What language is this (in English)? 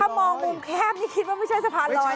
Thai